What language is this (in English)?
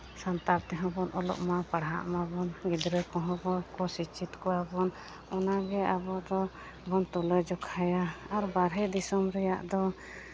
Santali